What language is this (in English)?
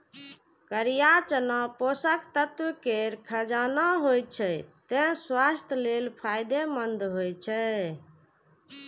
Maithili